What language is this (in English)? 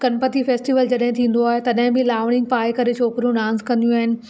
Sindhi